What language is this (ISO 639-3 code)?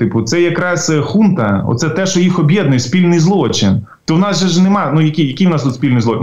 ukr